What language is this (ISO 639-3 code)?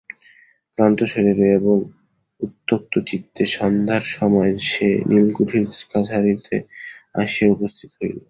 ben